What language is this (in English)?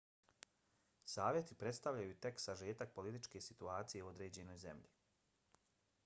Bosnian